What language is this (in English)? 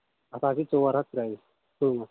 Kashmiri